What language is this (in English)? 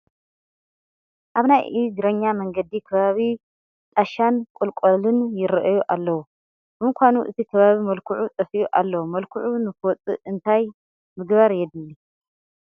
Tigrinya